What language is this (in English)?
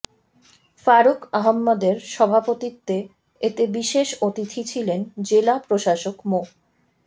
Bangla